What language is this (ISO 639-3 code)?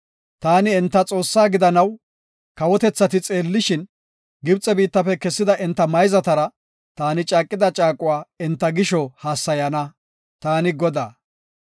gof